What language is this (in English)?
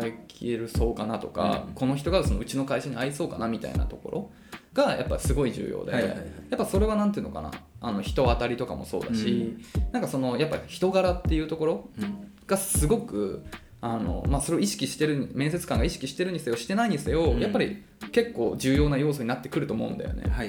Japanese